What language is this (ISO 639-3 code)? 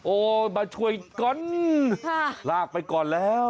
tha